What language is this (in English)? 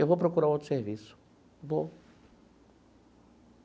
Portuguese